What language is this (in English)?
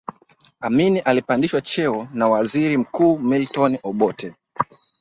Swahili